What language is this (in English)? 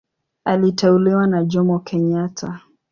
Swahili